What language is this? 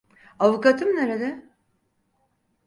Turkish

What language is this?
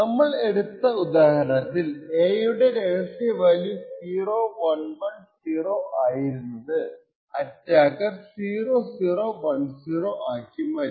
Malayalam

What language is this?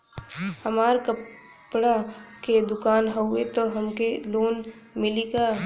Bhojpuri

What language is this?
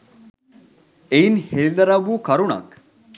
Sinhala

